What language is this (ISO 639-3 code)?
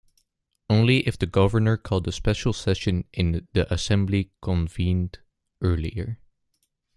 eng